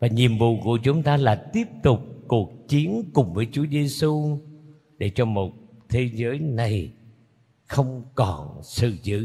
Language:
Vietnamese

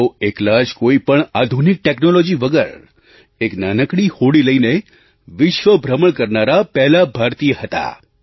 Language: Gujarati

